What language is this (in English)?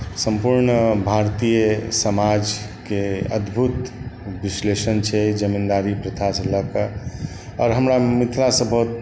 Maithili